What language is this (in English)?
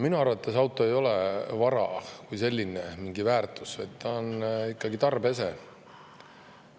Estonian